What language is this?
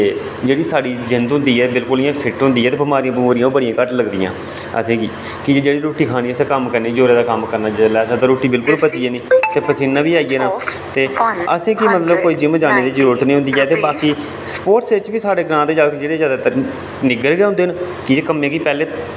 Dogri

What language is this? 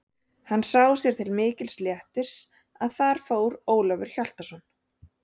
Icelandic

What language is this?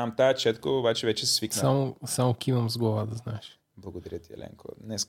Bulgarian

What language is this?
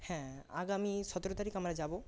Bangla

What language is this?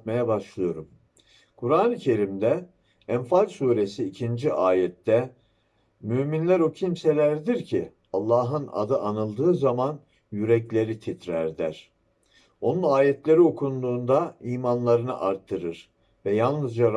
Turkish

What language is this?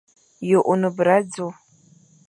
Fang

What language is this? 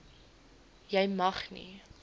Afrikaans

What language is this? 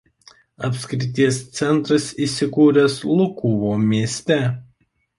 Lithuanian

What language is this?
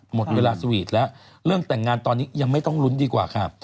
Thai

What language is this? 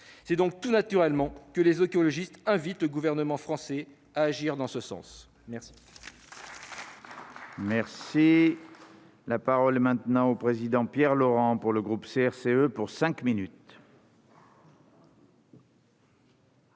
French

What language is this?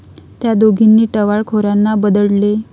Marathi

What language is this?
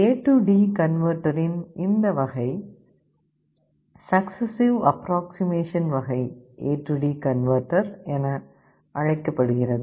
Tamil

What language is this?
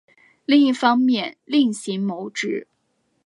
Chinese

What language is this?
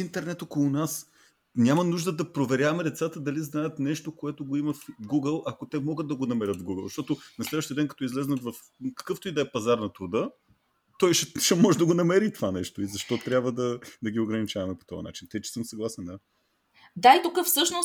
Bulgarian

